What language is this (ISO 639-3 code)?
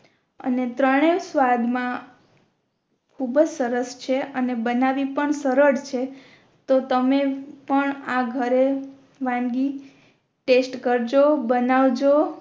guj